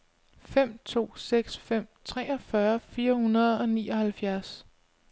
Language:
Danish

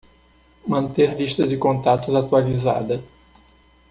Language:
Portuguese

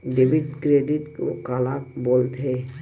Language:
Chhattisgarhi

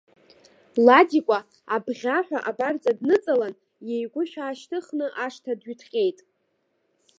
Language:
Abkhazian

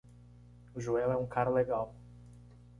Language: Portuguese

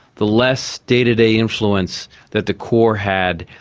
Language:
English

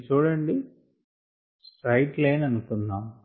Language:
Telugu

